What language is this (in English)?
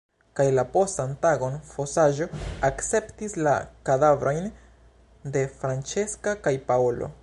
Esperanto